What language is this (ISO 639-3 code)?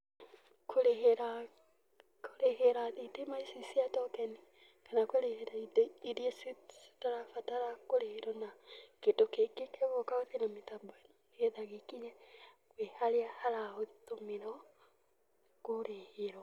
kik